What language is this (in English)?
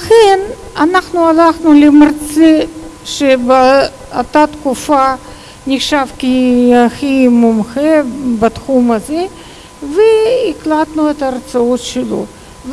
Ukrainian